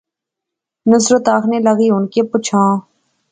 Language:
Pahari-Potwari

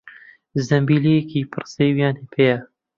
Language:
Central Kurdish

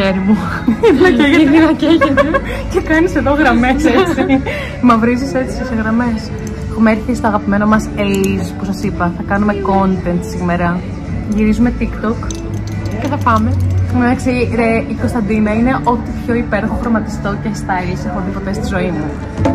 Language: Greek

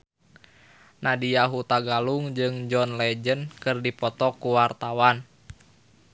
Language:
Sundanese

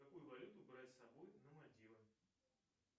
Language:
Russian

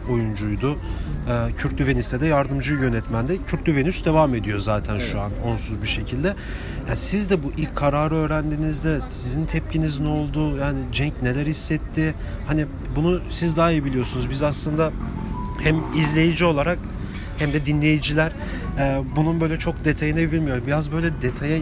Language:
Turkish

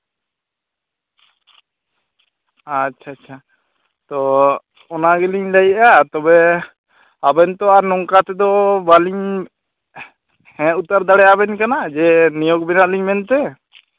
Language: Santali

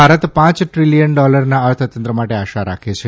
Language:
Gujarati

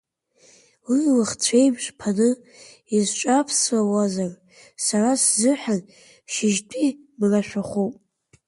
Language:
Abkhazian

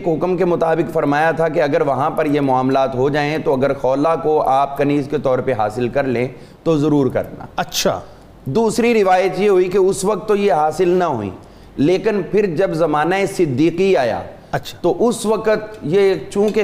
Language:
Urdu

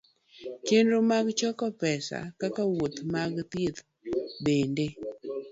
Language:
Luo (Kenya and Tanzania)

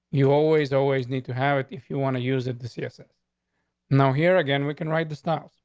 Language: English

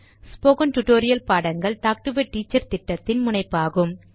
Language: Tamil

